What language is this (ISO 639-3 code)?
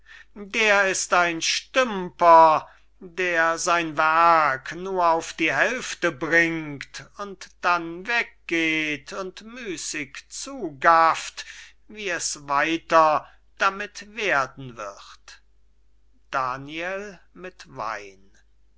deu